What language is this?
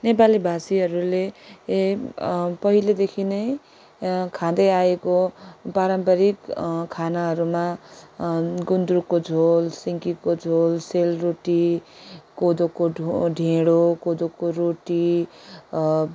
Nepali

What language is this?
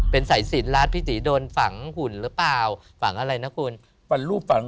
Thai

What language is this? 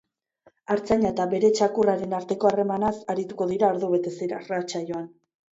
Basque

